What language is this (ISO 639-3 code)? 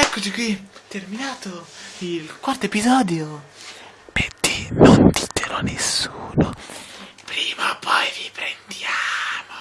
ita